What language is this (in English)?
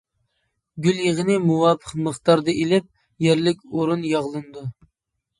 Uyghur